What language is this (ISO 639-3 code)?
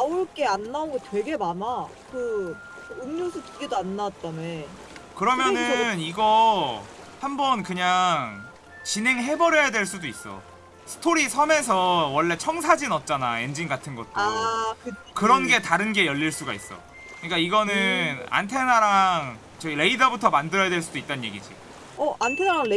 kor